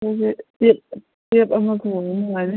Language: Manipuri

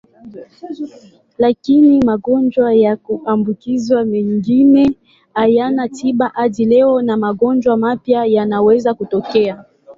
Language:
Swahili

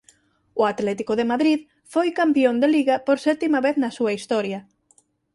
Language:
Galician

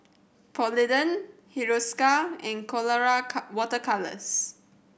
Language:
English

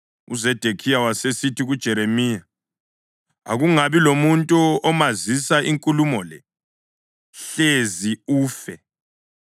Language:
North Ndebele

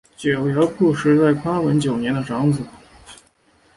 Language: Chinese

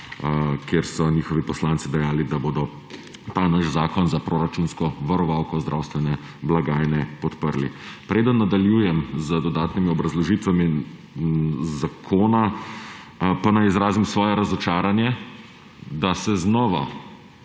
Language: Slovenian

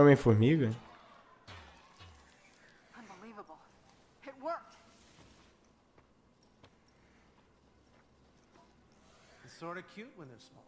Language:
Portuguese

